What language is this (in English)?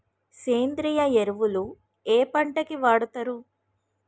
Telugu